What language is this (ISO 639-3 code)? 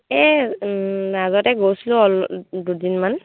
asm